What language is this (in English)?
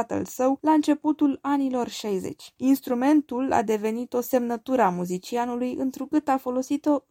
Romanian